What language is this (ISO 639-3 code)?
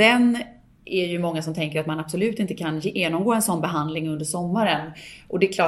swe